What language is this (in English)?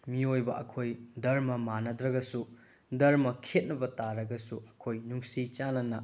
Manipuri